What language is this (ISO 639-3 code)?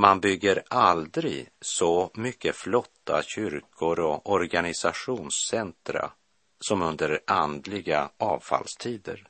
swe